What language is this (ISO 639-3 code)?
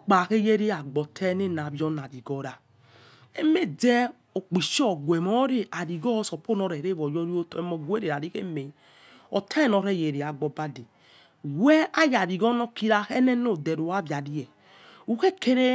ets